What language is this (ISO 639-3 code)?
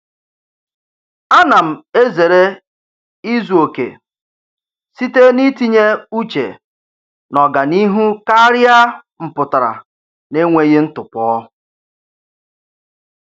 ibo